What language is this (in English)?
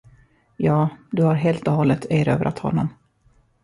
Swedish